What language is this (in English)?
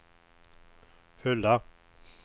Swedish